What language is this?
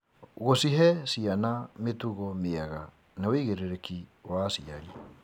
Kikuyu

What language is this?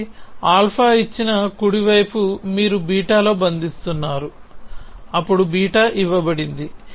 Telugu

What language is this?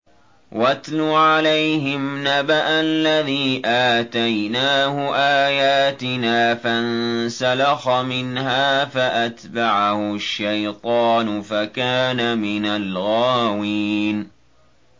Arabic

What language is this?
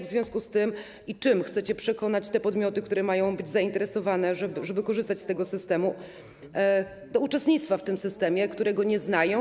Polish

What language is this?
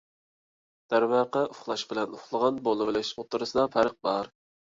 Uyghur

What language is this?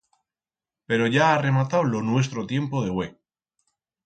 Aragonese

